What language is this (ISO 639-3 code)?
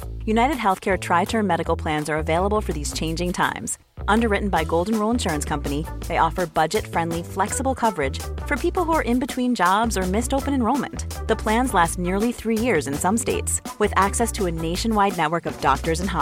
deu